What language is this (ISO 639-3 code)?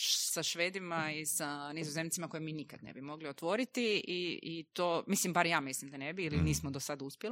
hrv